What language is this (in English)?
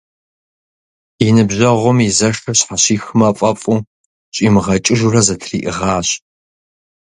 Kabardian